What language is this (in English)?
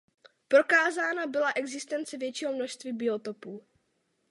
Czech